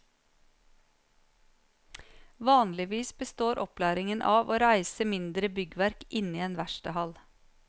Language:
Norwegian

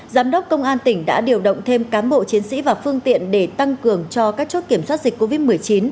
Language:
Vietnamese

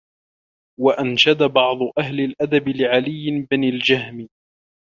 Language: Arabic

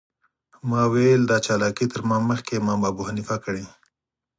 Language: Pashto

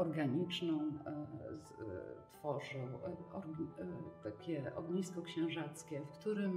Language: Polish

